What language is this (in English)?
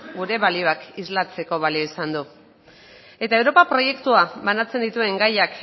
Basque